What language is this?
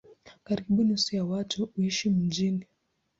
Swahili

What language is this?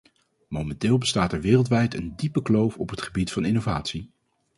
Dutch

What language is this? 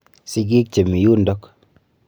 Kalenjin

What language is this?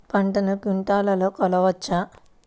Telugu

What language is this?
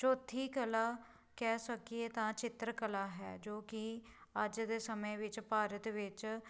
Punjabi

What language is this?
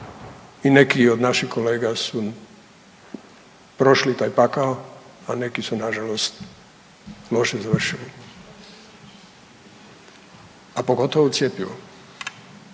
Croatian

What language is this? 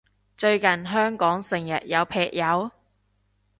Cantonese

